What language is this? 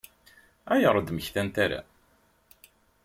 Kabyle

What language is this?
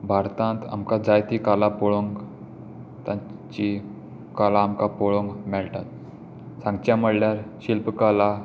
Konkani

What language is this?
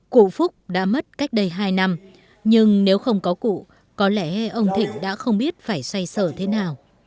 Vietnamese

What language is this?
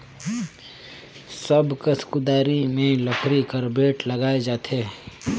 Chhattisgarhi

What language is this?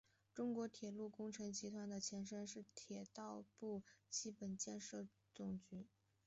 Chinese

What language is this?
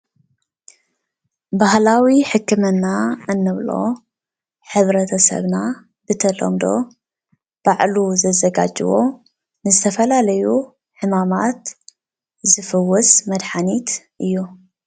Tigrinya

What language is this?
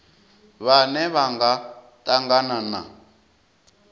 Venda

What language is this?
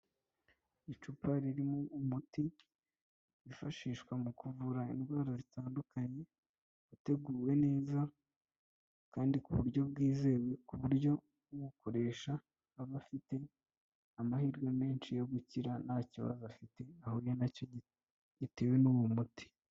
Kinyarwanda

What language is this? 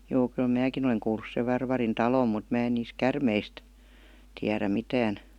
Finnish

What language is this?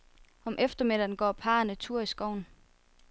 Danish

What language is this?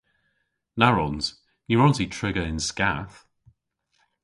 Cornish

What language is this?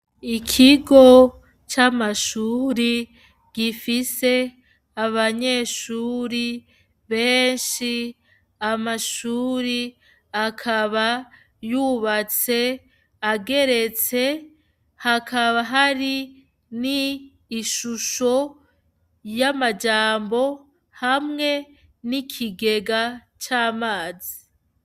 Rundi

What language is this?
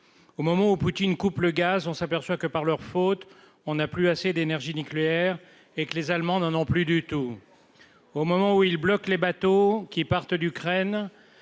French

